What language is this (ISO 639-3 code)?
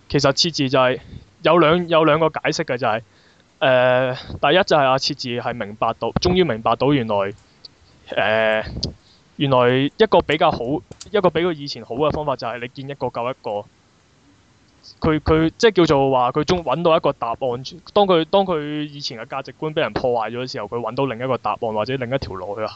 zho